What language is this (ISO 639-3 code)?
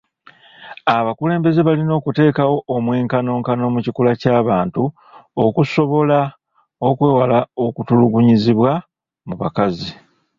lug